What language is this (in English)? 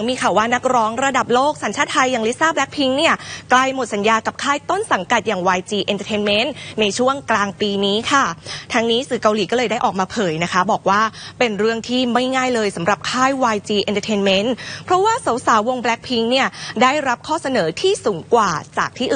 Thai